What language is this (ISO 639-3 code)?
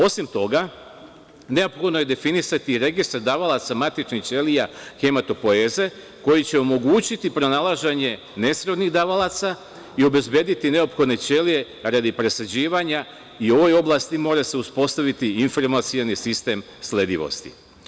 srp